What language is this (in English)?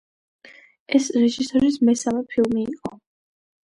Georgian